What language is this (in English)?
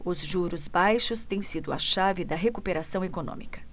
Portuguese